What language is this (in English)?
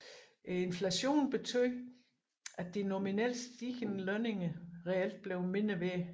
Danish